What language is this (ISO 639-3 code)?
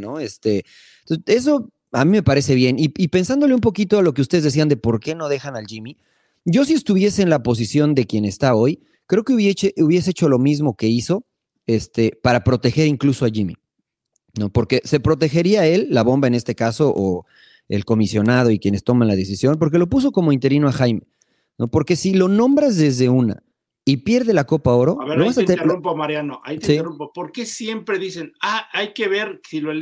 spa